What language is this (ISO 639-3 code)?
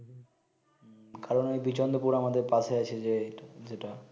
ben